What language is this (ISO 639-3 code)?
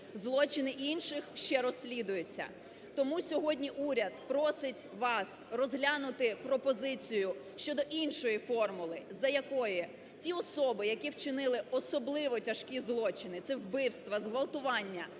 ukr